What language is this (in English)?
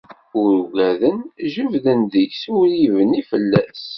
Kabyle